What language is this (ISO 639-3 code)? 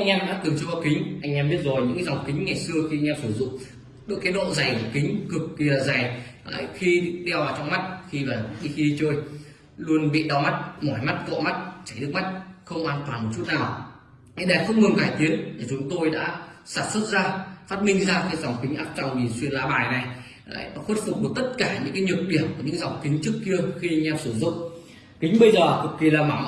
vie